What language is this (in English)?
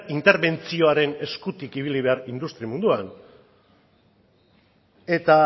Basque